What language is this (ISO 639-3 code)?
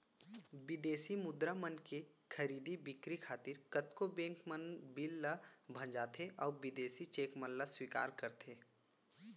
hne